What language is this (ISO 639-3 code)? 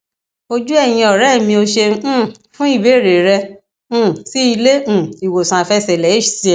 yor